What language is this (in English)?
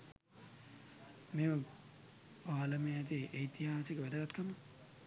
Sinhala